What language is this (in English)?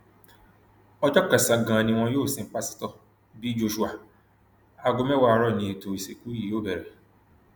Yoruba